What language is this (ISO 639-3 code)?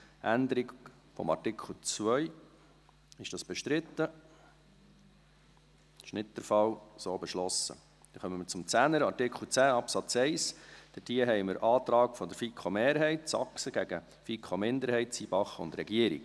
gsw